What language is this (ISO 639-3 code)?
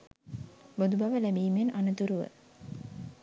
sin